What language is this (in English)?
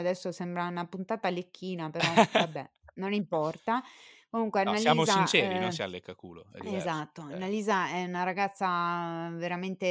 Italian